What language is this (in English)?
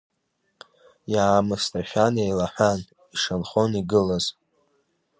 Abkhazian